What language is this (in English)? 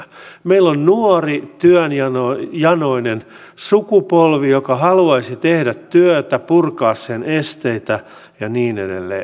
Finnish